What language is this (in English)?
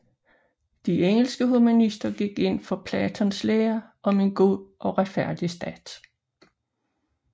Danish